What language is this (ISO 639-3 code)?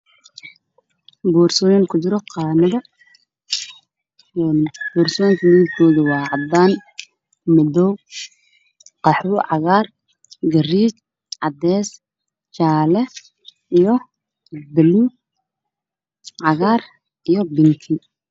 som